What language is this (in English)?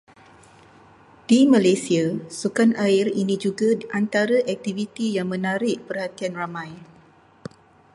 Malay